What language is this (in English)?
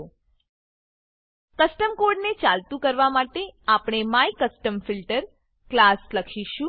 Gujarati